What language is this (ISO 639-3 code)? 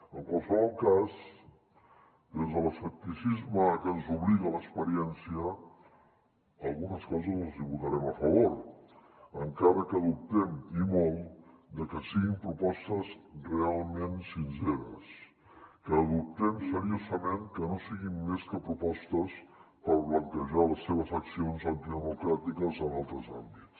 cat